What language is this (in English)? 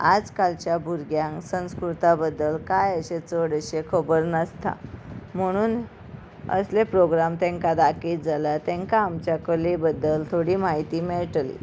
Konkani